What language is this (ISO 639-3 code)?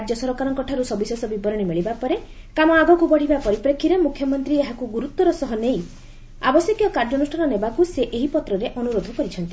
ori